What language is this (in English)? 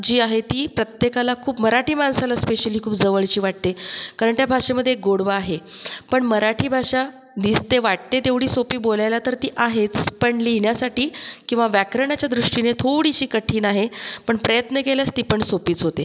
Marathi